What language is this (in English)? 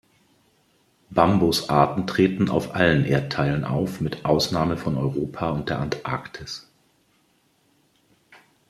German